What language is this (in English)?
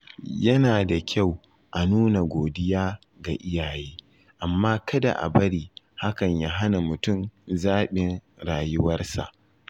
Hausa